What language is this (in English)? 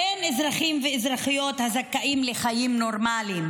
Hebrew